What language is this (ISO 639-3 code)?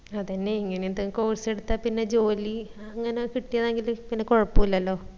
mal